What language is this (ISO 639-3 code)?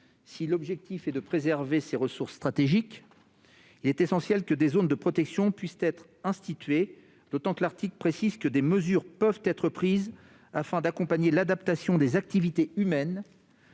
fra